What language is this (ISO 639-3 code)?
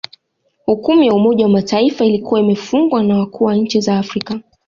swa